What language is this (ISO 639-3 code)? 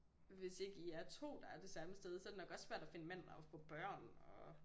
dan